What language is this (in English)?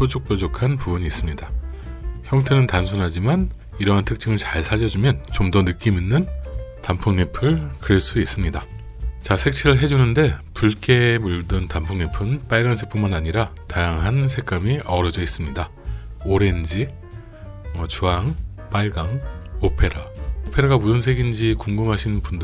Korean